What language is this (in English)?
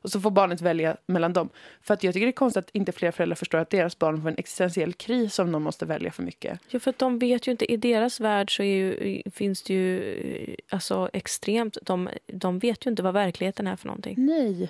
Swedish